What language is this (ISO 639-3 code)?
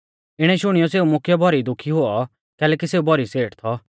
bfz